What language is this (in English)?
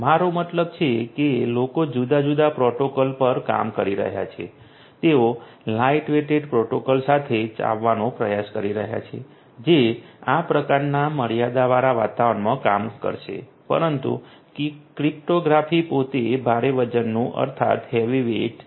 Gujarati